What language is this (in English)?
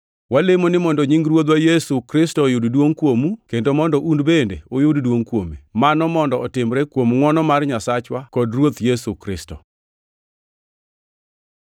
Luo (Kenya and Tanzania)